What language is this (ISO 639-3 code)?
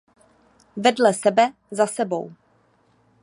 ces